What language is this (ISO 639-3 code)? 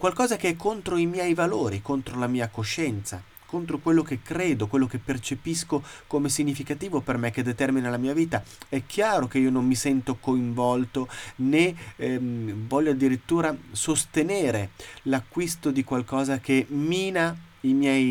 ita